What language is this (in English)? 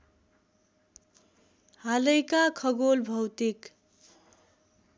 Nepali